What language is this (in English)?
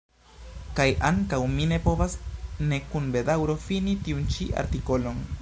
Esperanto